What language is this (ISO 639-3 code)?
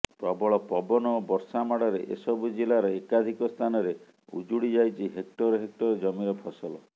ori